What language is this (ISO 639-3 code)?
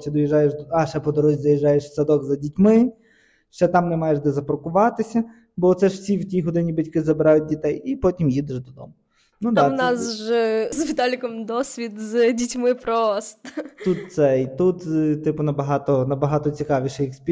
ukr